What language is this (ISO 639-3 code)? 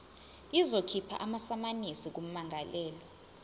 zul